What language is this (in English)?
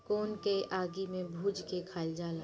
Bhojpuri